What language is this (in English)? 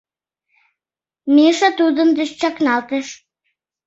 Mari